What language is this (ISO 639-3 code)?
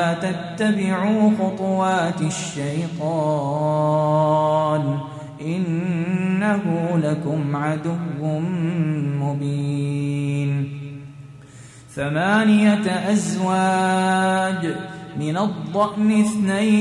ara